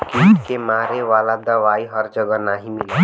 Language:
Bhojpuri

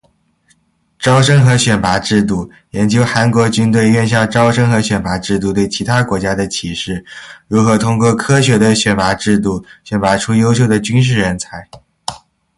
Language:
Chinese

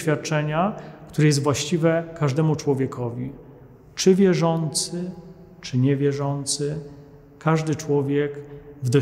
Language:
Polish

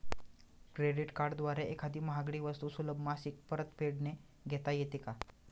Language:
Marathi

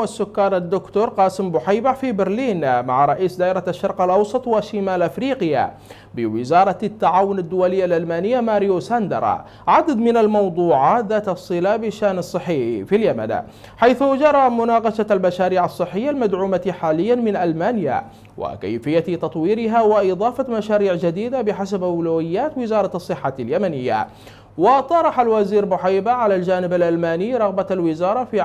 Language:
Arabic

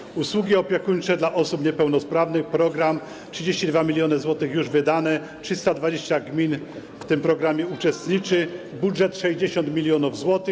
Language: Polish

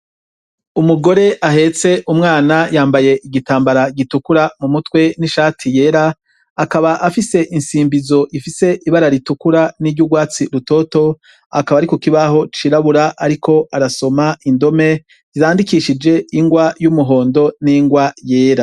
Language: Rundi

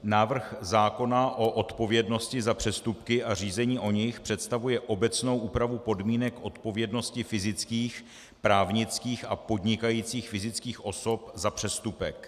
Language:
Czech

